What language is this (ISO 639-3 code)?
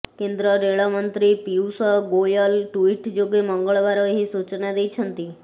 ori